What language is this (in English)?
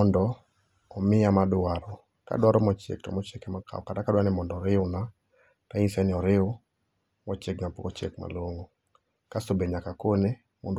Luo (Kenya and Tanzania)